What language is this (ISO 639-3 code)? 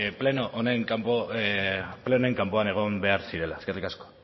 eus